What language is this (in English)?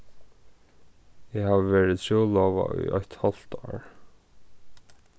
Faroese